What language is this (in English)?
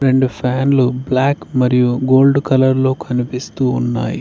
Telugu